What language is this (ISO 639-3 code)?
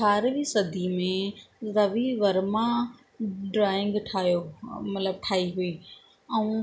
snd